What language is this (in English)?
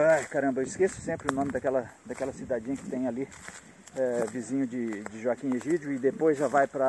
Portuguese